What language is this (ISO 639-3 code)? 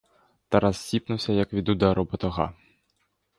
ukr